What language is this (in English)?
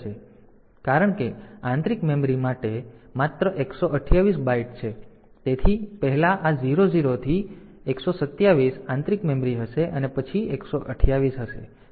Gujarati